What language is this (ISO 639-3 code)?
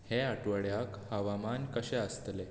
kok